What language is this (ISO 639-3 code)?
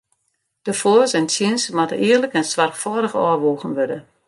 fry